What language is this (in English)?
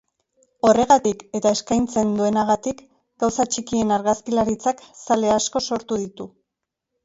Basque